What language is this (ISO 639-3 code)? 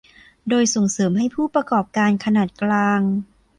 tha